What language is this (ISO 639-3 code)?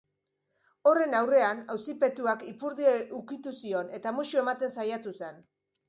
eus